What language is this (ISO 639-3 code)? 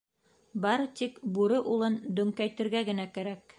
bak